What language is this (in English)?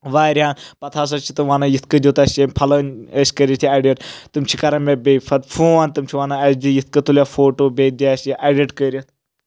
Kashmiri